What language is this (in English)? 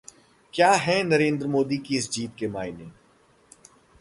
Hindi